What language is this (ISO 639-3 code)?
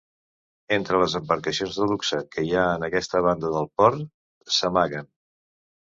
cat